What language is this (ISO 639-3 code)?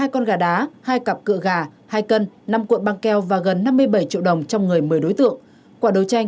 vie